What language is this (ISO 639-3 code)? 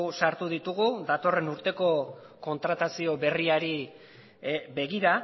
eus